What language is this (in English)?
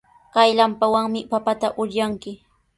Sihuas Ancash Quechua